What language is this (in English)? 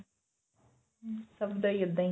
Punjabi